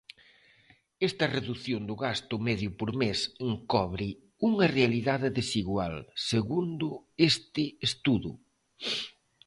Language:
Galician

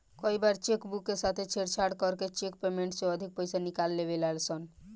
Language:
Bhojpuri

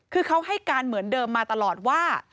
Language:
Thai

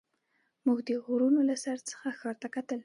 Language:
Pashto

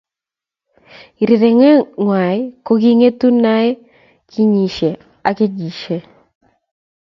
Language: Kalenjin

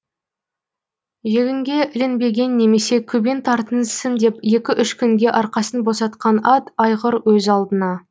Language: Kazakh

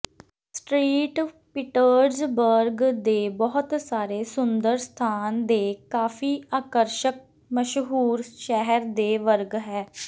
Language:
Punjabi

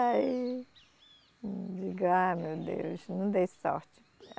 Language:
Portuguese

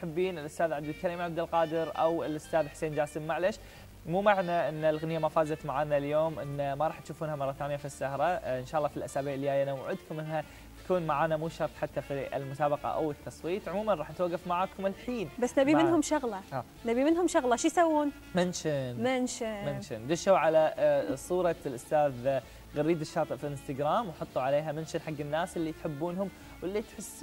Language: Arabic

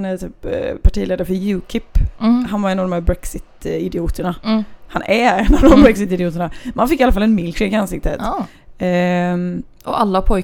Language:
Swedish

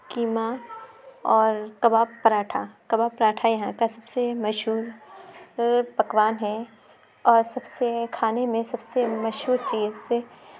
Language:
Urdu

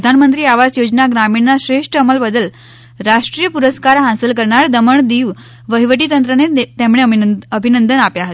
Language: Gujarati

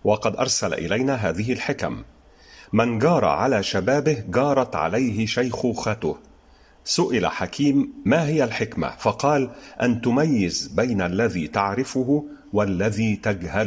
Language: Arabic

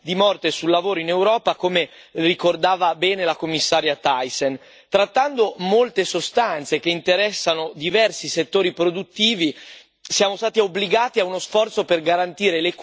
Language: Italian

